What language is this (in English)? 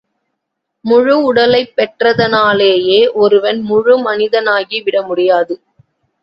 Tamil